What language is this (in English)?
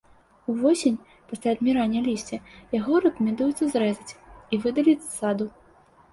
Belarusian